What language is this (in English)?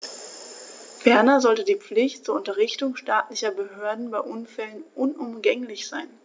German